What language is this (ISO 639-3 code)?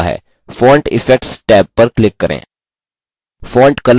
hin